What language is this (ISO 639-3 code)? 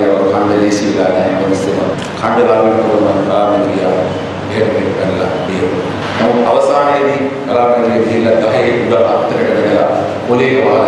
ind